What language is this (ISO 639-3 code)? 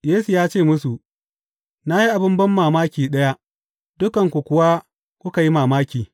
hau